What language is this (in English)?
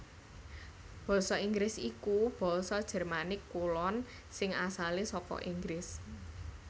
Javanese